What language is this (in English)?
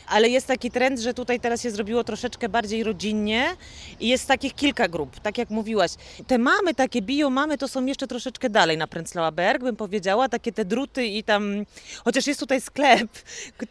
Polish